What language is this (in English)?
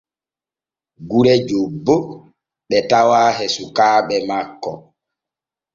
Borgu Fulfulde